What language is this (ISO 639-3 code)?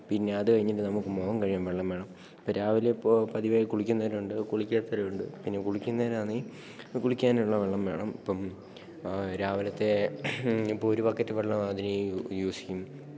mal